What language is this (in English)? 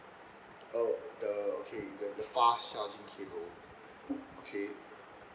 English